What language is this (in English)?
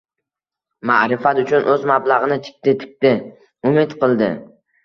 Uzbek